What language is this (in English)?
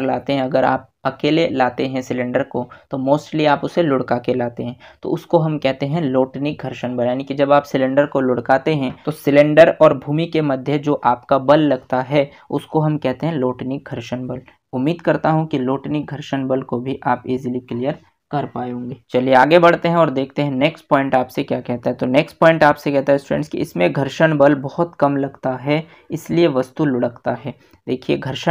Hindi